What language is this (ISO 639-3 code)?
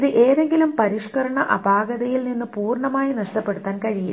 mal